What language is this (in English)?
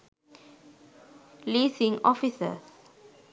Sinhala